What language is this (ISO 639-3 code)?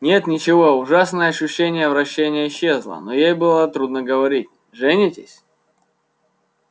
rus